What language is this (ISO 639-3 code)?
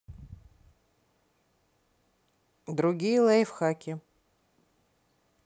rus